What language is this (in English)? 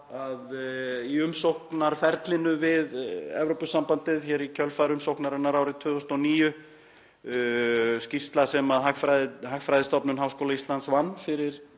Icelandic